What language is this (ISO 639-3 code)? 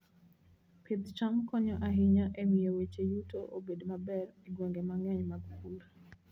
luo